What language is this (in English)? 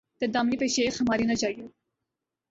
Urdu